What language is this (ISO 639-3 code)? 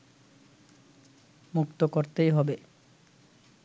ben